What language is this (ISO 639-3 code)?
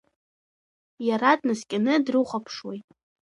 abk